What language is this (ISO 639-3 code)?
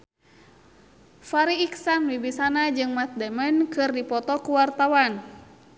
sun